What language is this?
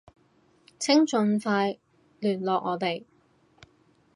Cantonese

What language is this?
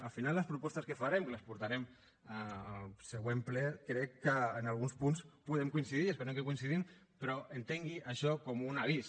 Catalan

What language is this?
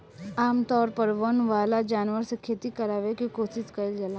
Bhojpuri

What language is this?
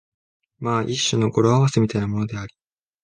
Japanese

